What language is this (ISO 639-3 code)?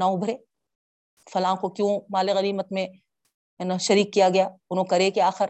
urd